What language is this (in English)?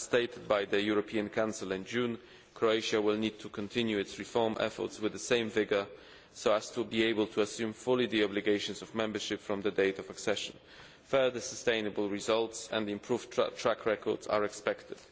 English